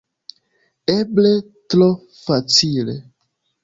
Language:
Esperanto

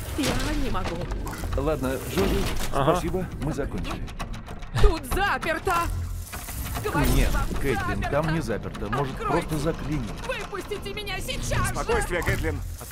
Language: Russian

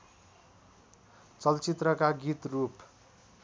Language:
Nepali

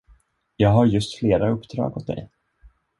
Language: Swedish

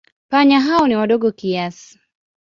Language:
Swahili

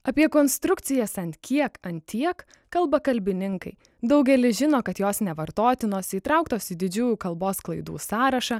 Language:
Lithuanian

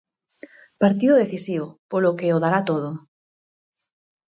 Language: Galician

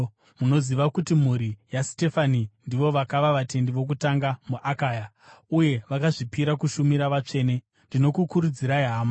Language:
Shona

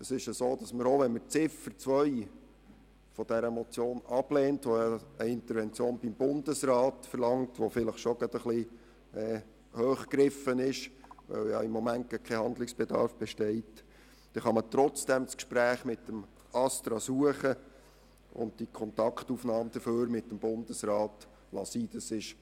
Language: Swiss German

